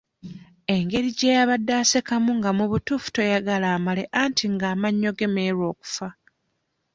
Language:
Ganda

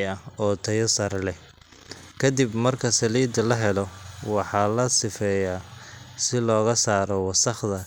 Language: Somali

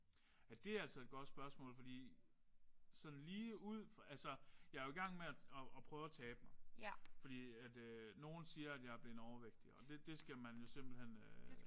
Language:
Danish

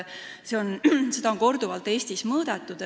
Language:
Estonian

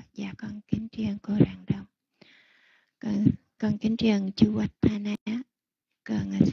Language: Vietnamese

